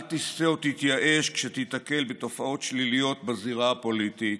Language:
Hebrew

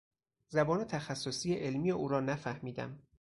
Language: Persian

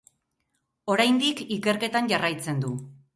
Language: Basque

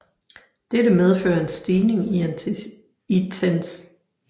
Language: Danish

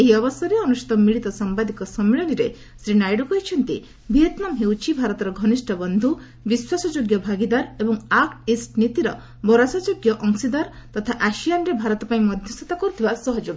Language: Odia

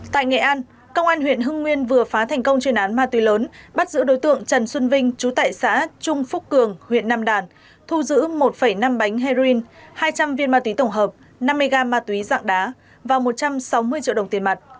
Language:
Vietnamese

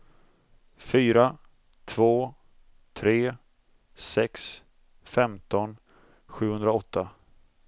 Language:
Swedish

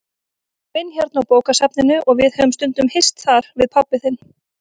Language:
Icelandic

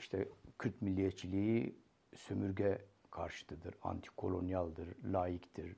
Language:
Turkish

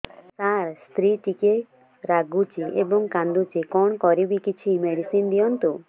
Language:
Odia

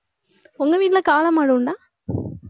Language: Tamil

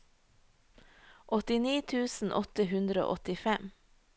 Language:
Norwegian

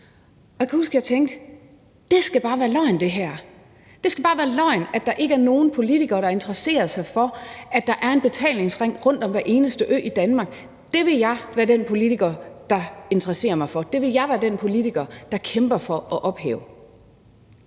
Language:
Danish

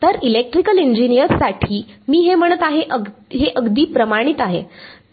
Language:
Marathi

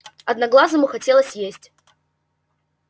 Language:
Russian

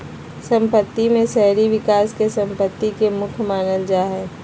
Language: Magahi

